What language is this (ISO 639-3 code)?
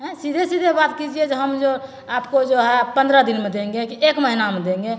mai